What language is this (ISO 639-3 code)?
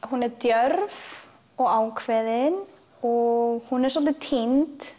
isl